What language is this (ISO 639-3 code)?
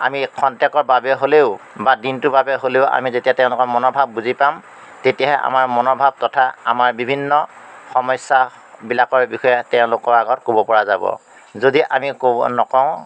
asm